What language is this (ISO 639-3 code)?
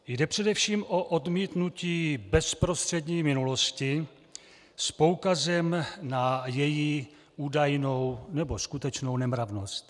ces